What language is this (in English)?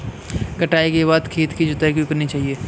Hindi